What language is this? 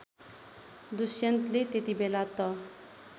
Nepali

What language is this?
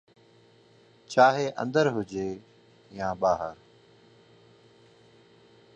Sindhi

